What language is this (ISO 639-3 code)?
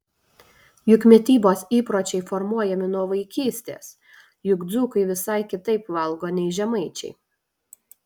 lit